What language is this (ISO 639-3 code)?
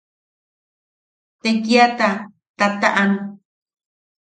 yaq